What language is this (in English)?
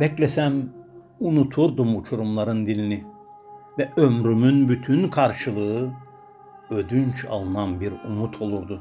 Turkish